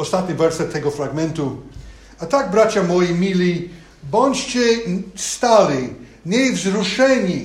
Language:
Polish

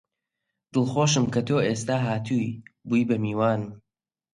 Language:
Central Kurdish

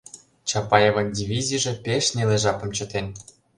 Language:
Mari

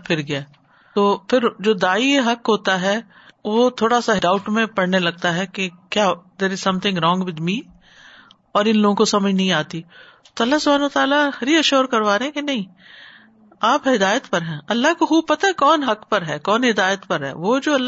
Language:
Urdu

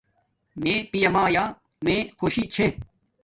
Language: Domaaki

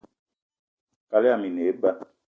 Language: Eton (Cameroon)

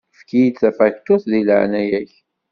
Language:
Kabyle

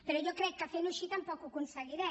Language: Catalan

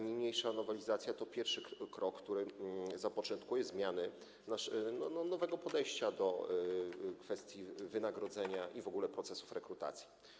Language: Polish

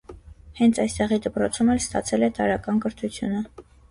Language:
Armenian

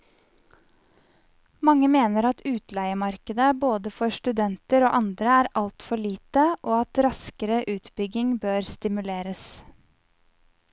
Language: Norwegian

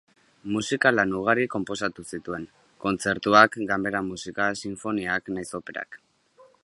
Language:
Basque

